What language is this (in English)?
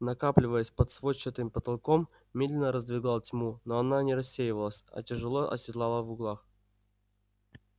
Russian